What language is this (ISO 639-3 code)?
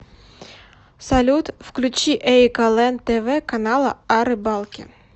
rus